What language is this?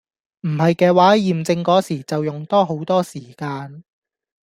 Cantonese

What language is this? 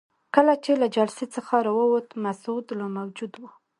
Pashto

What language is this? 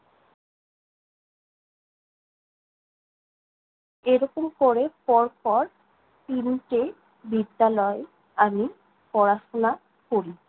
Bangla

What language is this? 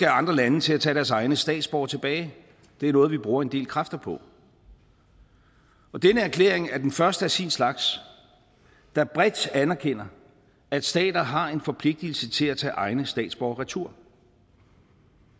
Danish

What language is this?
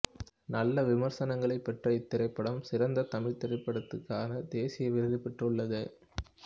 Tamil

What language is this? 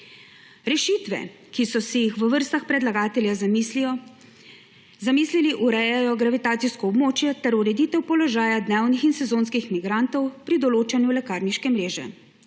Slovenian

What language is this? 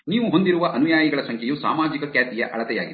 Kannada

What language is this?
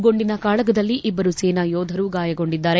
Kannada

